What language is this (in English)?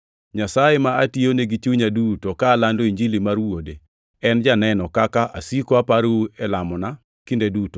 Luo (Kenya and Tanzania)